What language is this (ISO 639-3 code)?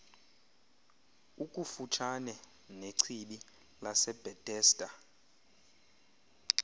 xho